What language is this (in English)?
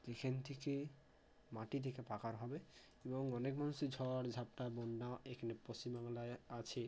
Bangla